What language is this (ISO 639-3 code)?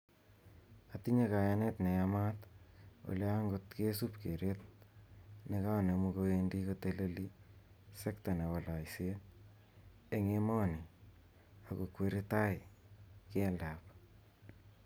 kln